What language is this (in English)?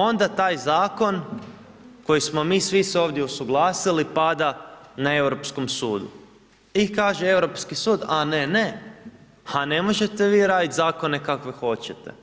Croatian